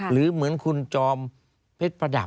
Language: Thai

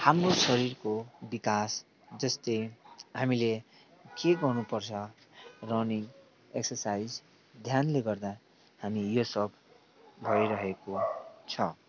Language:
Nepali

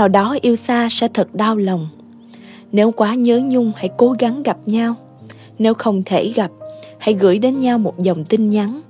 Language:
Vietnamese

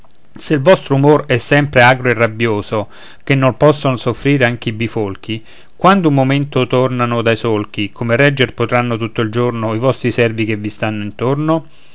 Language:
Italian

